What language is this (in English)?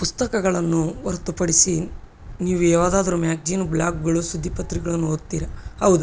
Kannada